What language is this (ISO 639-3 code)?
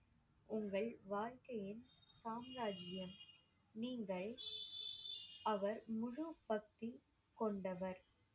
tam